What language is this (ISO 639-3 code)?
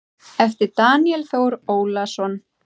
isl